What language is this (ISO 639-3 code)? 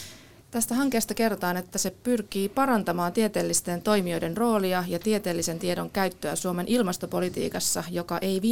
fin